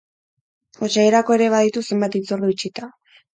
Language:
Basque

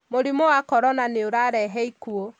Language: Kikuyu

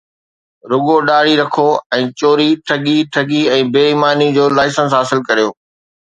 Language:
Sindhi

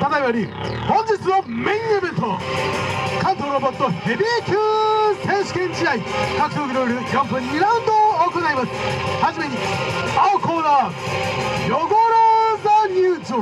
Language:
Japanese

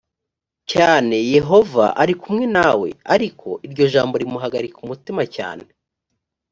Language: Kinyarwanda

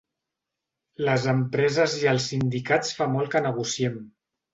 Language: Catalan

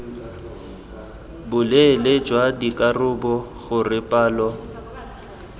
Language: Tswana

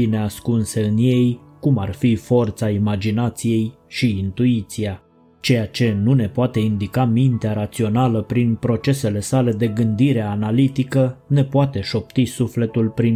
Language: Romanian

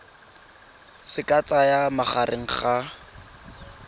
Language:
Tswana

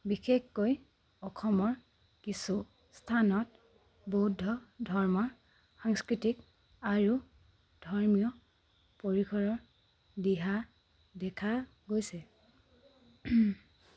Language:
Assamese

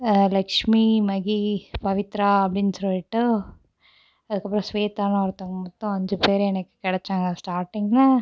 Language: Tamil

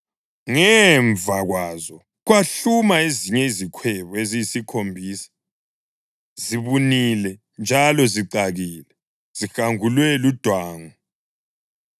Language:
North Ndebele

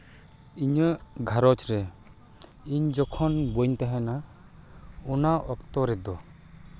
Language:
Santali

